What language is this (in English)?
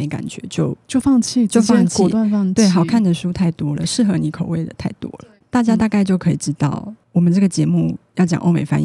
Chinese